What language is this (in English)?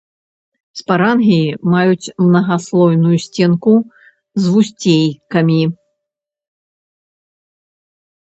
Belarusian